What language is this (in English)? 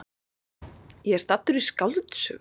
Icelandic